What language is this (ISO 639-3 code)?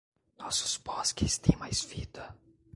por